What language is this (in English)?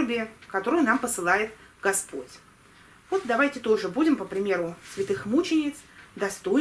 Russian